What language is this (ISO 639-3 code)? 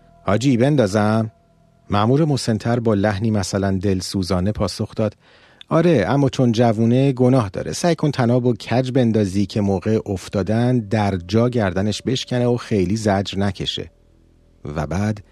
fas